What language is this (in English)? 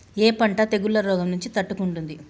Telugu